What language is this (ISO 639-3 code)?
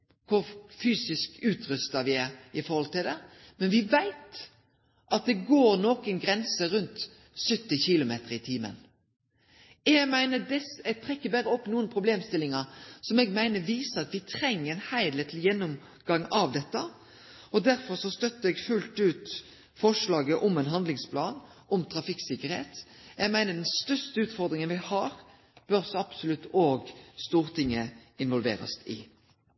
nno